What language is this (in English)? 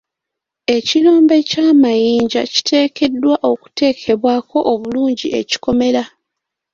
Ganda